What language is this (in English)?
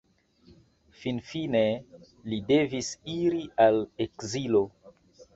Esperanto